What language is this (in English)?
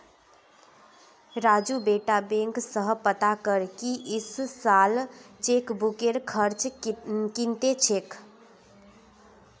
Magahi